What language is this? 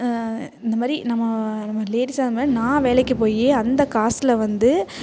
Tamil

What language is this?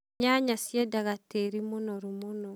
Kikuyu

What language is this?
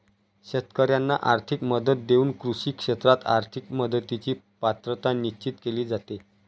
Marathi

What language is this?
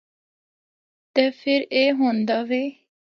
Northern Hindko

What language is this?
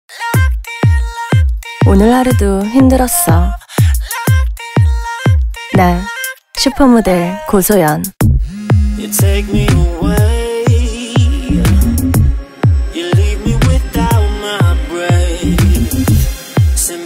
Korean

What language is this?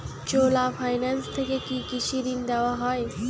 Bangla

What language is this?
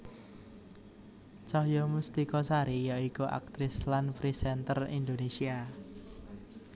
Javanese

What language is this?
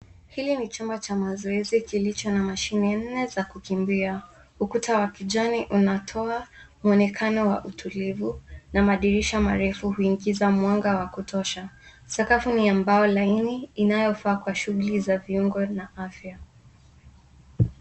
Swahili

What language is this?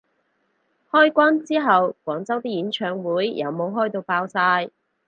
Cantonese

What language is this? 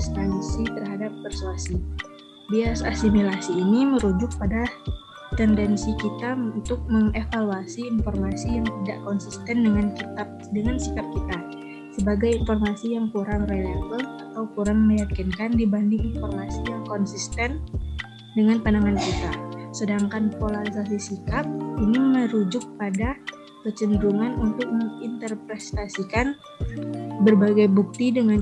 Indonesian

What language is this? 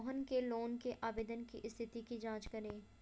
Hindi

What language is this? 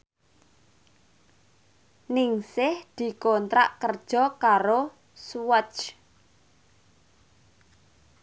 Javanese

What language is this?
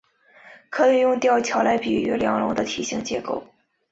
Chinese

